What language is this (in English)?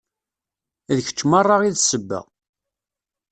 Kabyle